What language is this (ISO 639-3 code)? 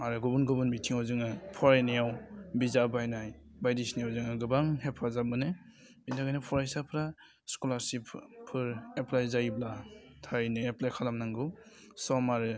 brx